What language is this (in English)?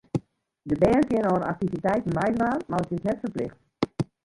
Western Frisian